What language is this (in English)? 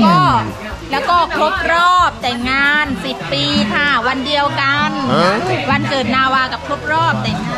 Thai